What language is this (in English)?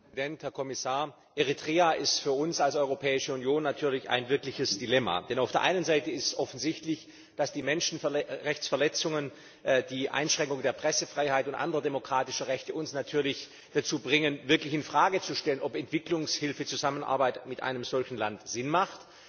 German